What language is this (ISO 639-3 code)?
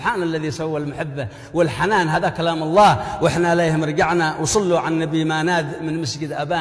ara